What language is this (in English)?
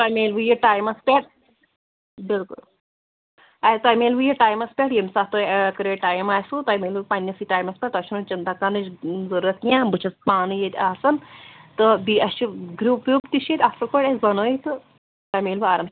Kashmiri